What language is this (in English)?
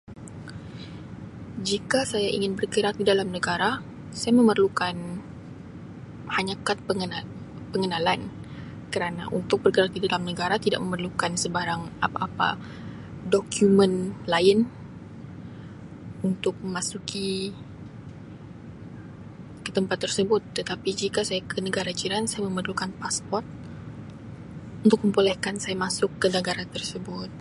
Sabah Malay